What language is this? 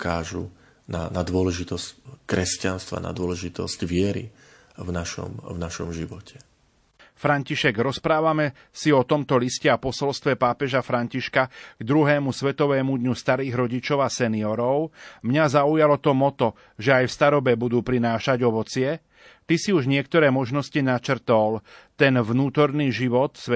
Slovak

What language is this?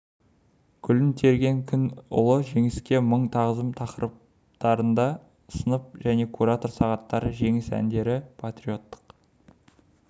Kazakh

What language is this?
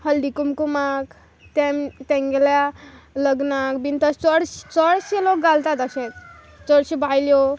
Konkani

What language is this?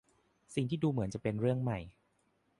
Thai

